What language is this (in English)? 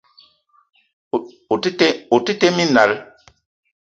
Eton (Cameroon)